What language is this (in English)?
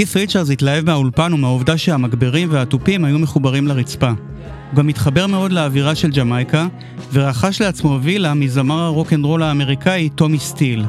Hebrew